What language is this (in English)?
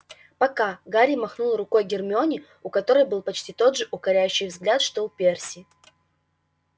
Russian